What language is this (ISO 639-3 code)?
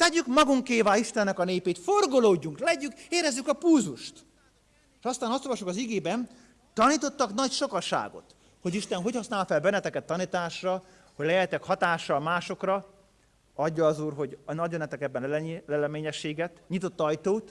hun